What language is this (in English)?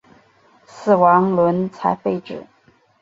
Chinese